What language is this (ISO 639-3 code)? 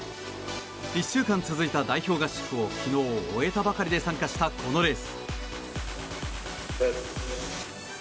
jpn